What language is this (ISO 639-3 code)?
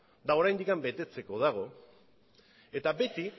eus